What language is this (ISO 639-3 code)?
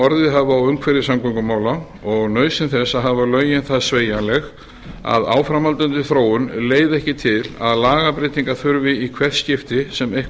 isl